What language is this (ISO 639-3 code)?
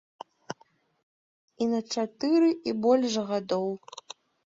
bel